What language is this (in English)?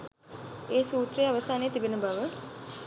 Sinhala